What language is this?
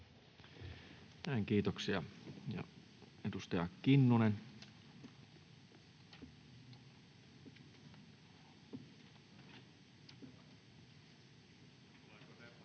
Finnish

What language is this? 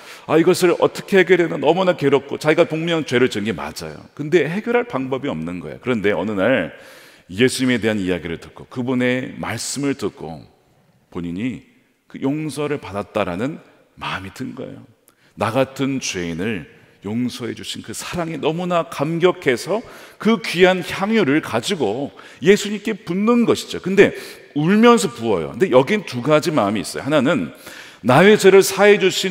Korean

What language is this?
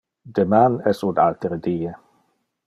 Interlingua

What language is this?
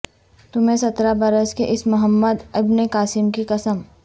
Urdu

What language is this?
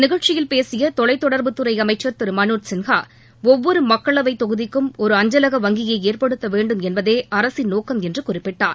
Tamil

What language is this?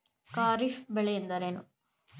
Kannada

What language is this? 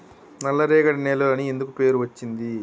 Telugu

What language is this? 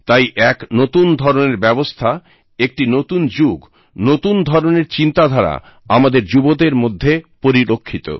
Bangla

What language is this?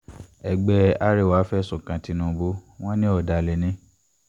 Yoruba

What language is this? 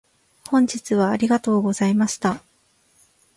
Japanese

